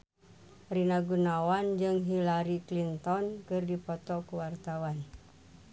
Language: Sundanese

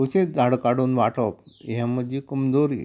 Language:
Konkani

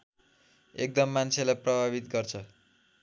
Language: Nepali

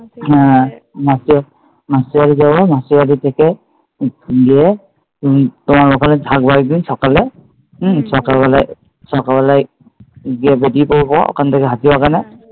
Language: Bangla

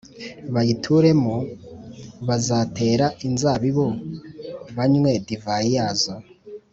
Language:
Kinyarwanda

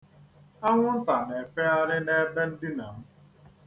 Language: Igbo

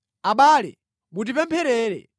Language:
Nyanja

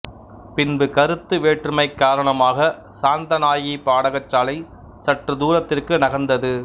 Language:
Tamil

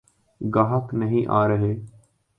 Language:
Urdu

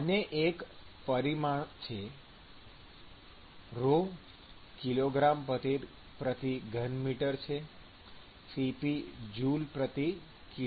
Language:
Gujarati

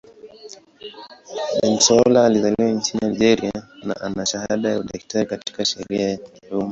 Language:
Swahili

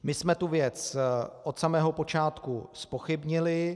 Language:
Czech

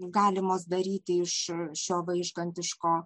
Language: Lithuanian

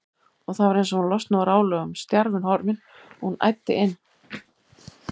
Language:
Icelandic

